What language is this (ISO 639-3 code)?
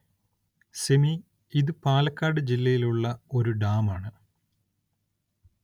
mal